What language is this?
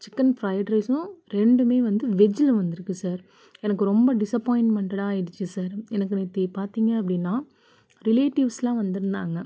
Tamil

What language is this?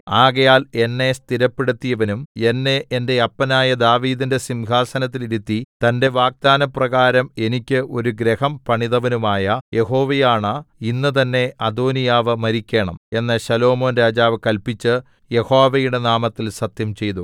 Malayalam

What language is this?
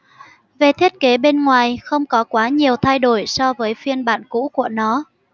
Vietnamese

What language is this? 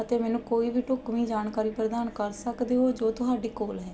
Punjabi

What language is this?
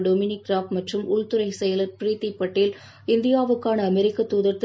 Tamil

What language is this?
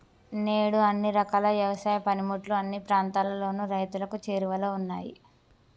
Telugu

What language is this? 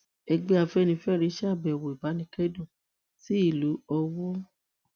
Yoruba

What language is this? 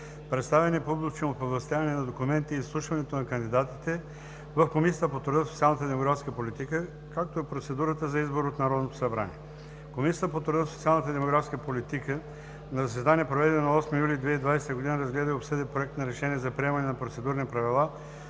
Bulgarian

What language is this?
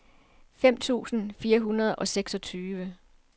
Danish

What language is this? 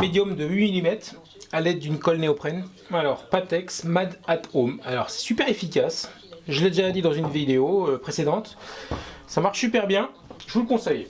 French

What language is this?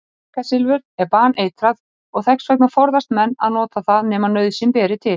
Icelandic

